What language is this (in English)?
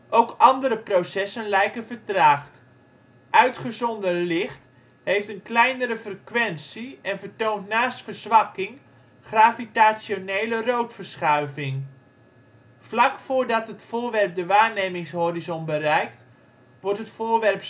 Dutch